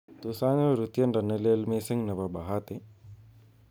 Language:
Kalenjin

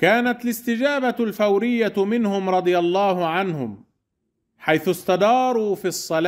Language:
Arabic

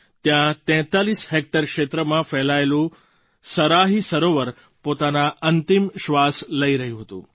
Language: Gujarati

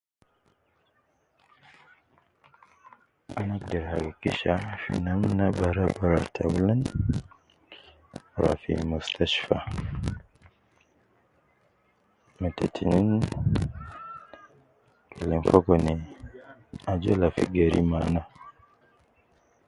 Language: Nubi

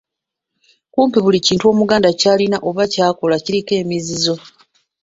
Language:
Ganda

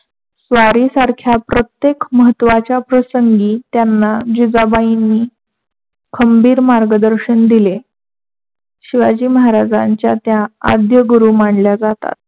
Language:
Marathi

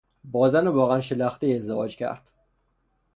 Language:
Persian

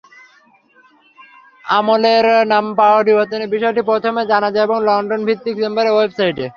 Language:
Bangla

